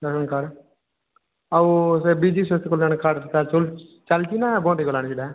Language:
Odia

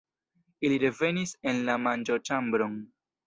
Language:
Esperanto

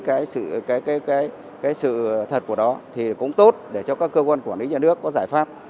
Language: Vietnamese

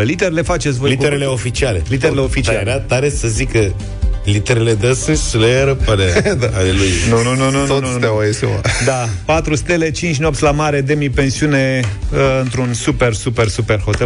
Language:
Romanian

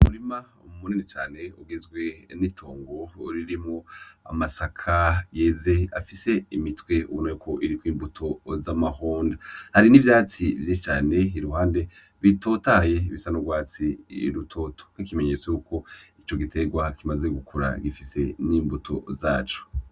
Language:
Rundi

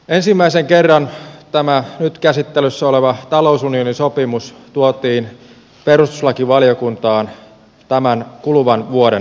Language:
Finnish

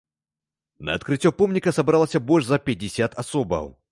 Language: Belarusian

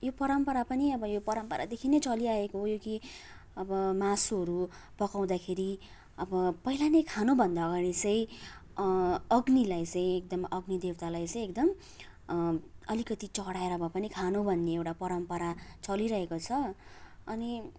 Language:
Nepali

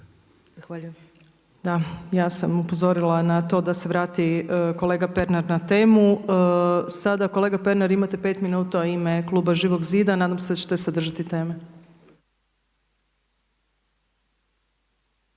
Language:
Croatian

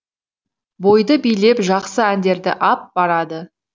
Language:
Kazakh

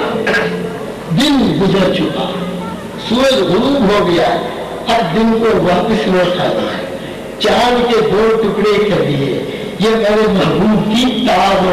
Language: Arabic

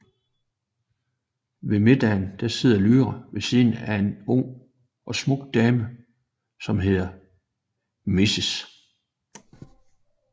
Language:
Danish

